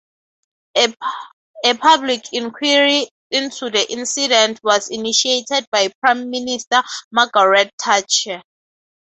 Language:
English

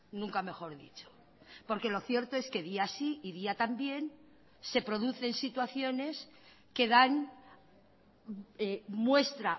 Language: Spanish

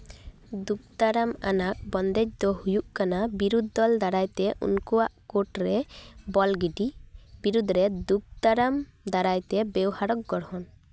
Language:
Santali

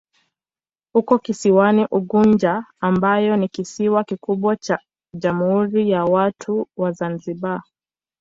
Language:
Swahili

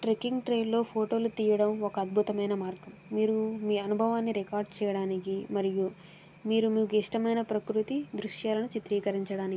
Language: Telugu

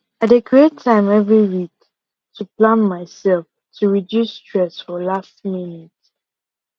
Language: Nigerian Pidgin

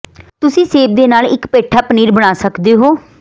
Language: Punjabi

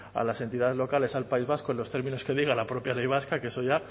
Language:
Spanish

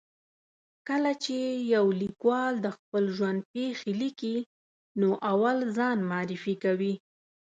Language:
Pashto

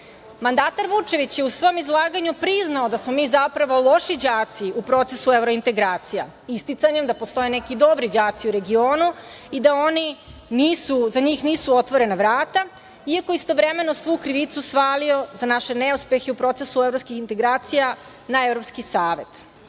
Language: Serbian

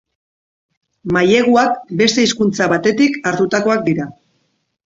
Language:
Basque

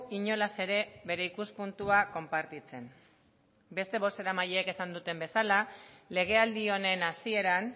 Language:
Basque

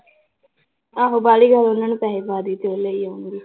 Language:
Punjabi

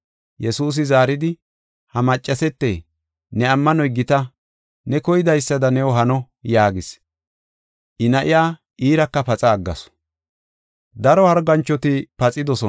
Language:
Gofa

